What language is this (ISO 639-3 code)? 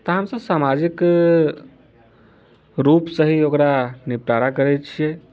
mai